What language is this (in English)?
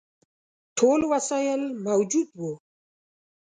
Pashto